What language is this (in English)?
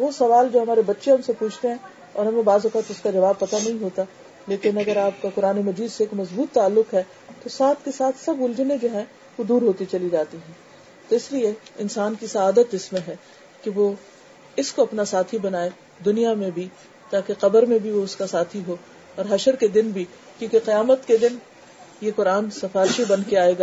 Urdu